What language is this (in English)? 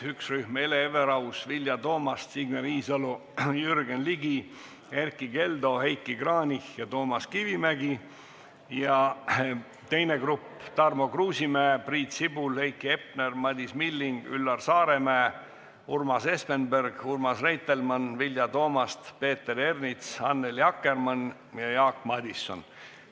Estonian